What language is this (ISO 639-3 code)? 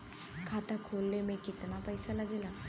bho